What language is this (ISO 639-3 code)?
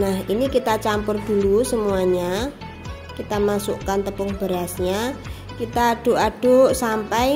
ind